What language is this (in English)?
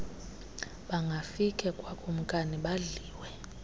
Xhosa